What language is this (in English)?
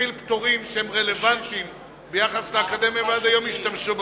Hebrew